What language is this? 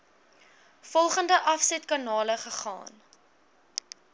Afrikaans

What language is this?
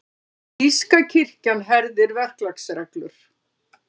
Icelandic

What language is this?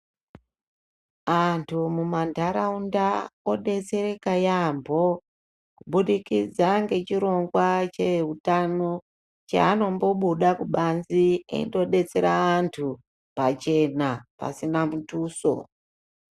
Ndau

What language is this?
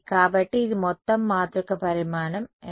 Telugu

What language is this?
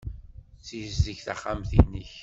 Kabyle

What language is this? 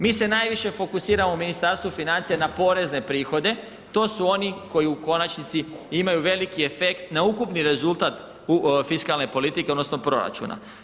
Croatian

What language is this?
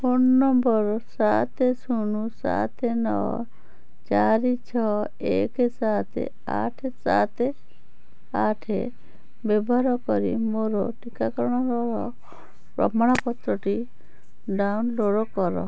Odia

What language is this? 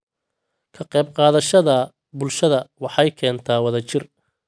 Somali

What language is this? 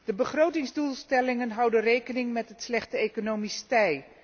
Dutch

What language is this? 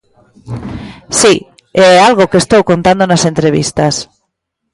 Galician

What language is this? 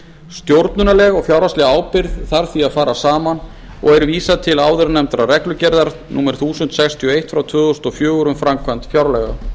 Icelandic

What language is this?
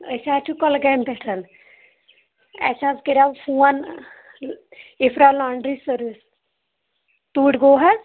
Kashmiri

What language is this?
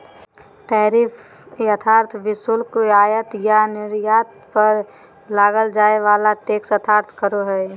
Magahi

